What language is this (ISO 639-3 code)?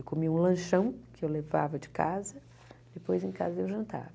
por